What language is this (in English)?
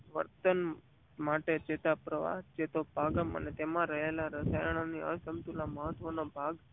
Gujarati